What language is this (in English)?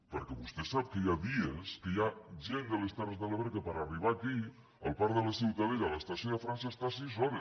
Catalan